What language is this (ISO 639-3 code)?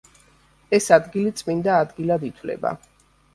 kat